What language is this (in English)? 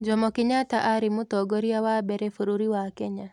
Kikuyu